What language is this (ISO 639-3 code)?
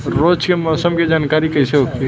bho